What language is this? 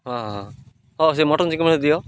Odia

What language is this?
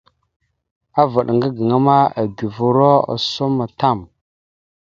Mada (Cameroon)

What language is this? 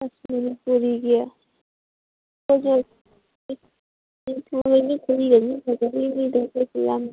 Manipuri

